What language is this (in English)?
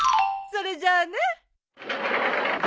Japanese